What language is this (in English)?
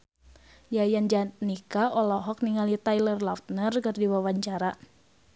Sundanese